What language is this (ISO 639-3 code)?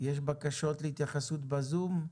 heb